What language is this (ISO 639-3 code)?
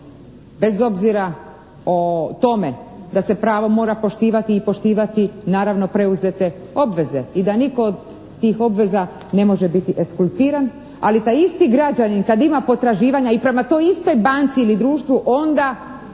hrv